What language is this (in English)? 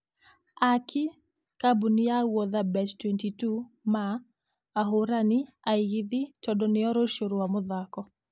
Kikuyu